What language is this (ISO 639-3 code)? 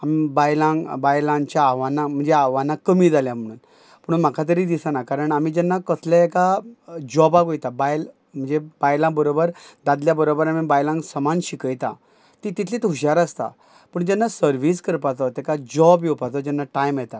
kok